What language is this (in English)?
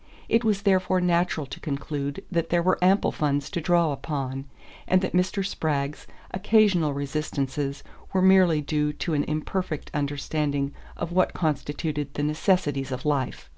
English